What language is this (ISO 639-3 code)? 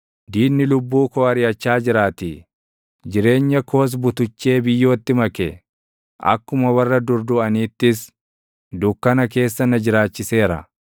orm